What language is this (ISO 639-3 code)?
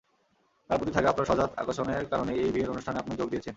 ben